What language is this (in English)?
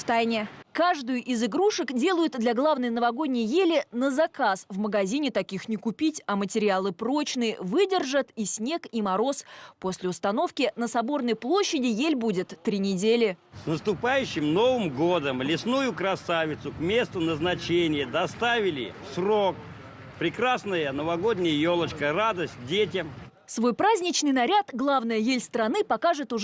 Russian